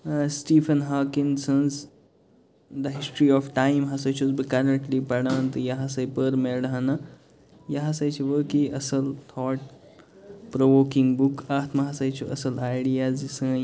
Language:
Kashmiri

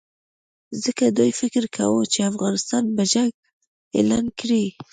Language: Pashto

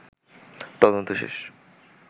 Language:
Bangla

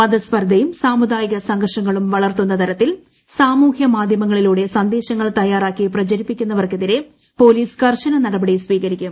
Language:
Malayalam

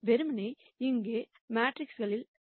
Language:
Tamil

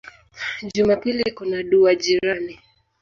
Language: Swahili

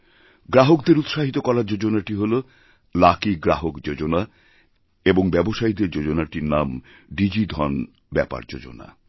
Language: Bangla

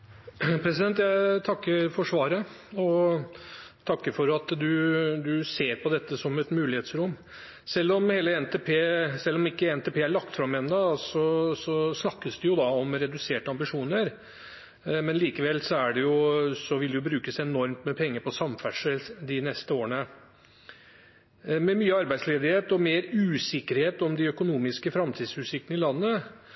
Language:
Norwegian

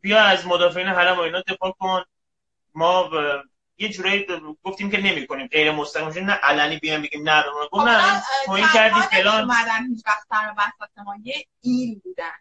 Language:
Persian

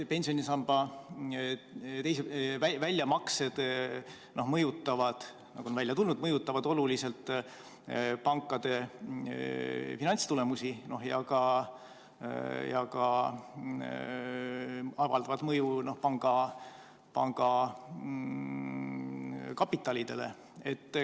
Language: Estonian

